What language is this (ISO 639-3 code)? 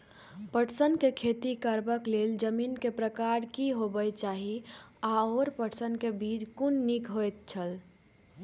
mai